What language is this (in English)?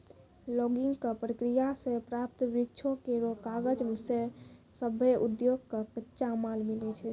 Maithili